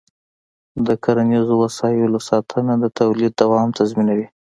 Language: Pashto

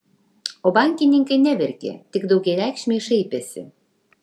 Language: Lithuanian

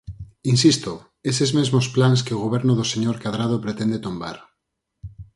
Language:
Galician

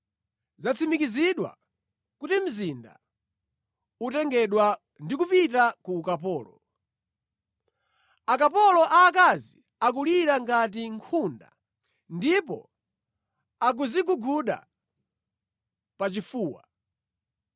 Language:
Nyanja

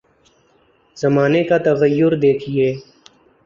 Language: Urdu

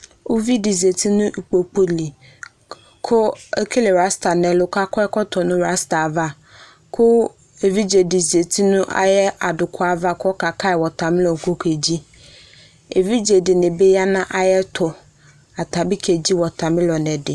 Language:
Ikposo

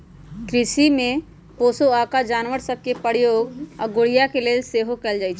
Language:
Magahi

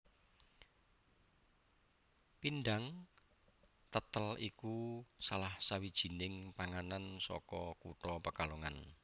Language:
Javanese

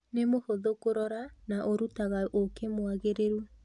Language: Kikuyu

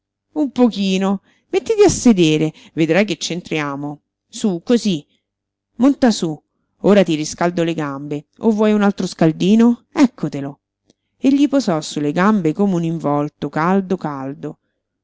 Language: Italian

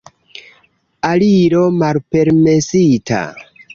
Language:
Esperanto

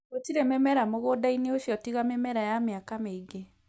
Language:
Kikuyu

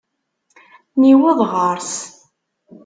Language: Kabyle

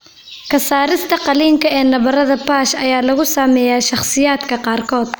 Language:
Somali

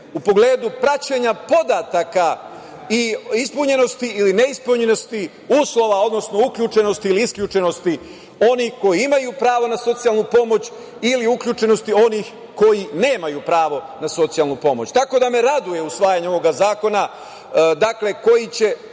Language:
Serbian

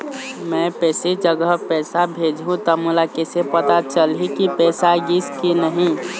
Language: Chhattisgarhi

